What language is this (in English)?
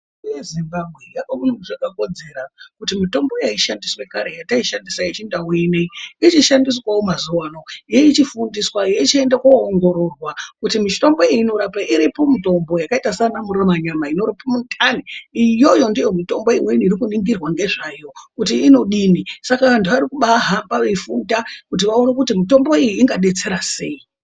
Ndau